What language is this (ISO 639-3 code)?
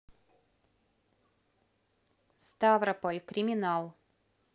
rus